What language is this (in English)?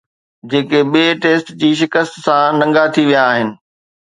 Sindhi